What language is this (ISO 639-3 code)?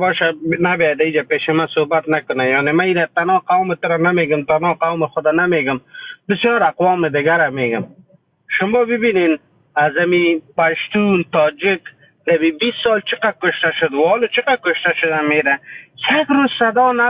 fas